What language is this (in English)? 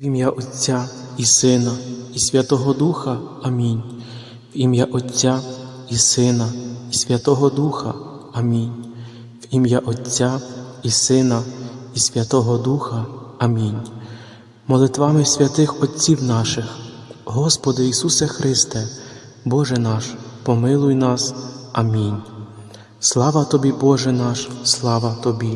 Ukrainian